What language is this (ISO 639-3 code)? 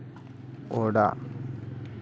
sat